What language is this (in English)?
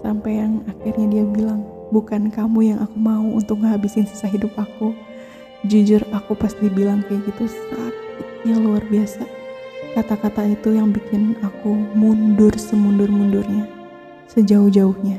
Indonesian